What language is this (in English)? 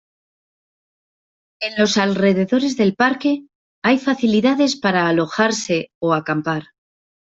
Spanish